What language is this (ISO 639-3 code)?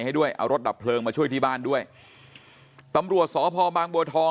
tha